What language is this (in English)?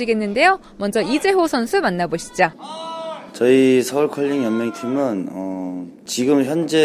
Korean